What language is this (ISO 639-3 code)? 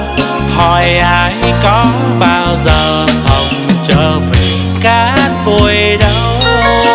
vie